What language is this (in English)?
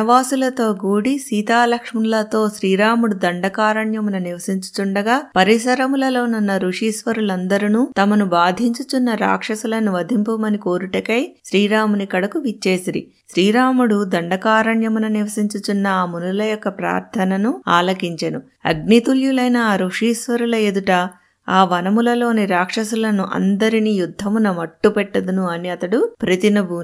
Telugu